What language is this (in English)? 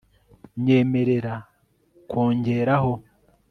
Kinyarwanda